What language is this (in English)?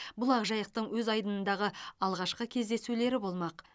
Kazakh